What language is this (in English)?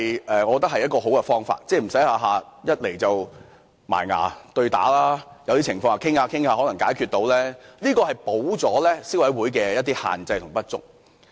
Cantonese